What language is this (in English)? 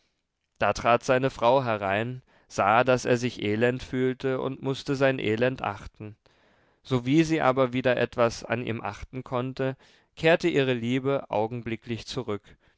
German